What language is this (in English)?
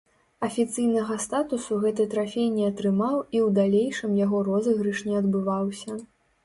Belarusian